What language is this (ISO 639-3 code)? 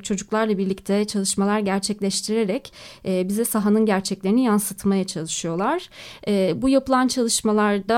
tur